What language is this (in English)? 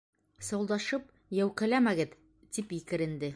Bashkir